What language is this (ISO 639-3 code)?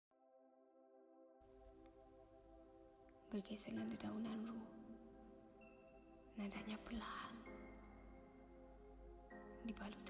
msa